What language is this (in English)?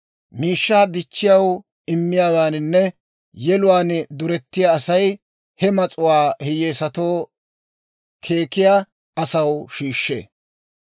Dawro